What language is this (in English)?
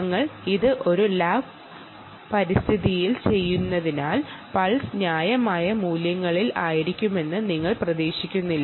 Malayalam